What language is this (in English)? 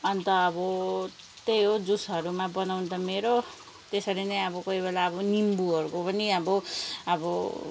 Nepali